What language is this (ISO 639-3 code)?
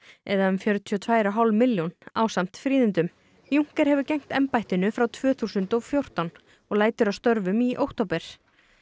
isl